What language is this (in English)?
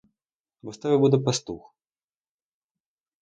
Ukrainian